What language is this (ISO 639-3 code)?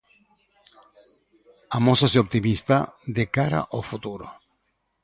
glg